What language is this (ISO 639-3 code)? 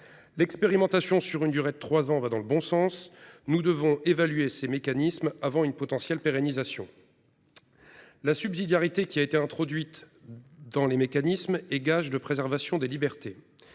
fra